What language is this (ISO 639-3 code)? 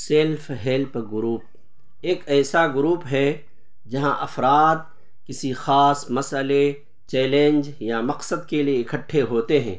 urd